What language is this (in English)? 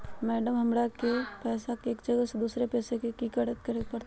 Magahi